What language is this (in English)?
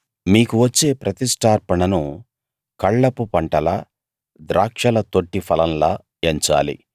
Telugu